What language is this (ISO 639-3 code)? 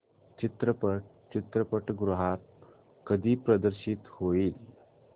mar